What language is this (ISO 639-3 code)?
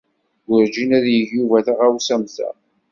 kab